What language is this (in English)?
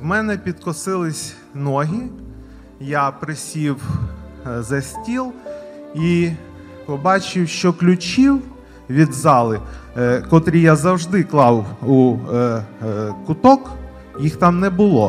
Ukrainian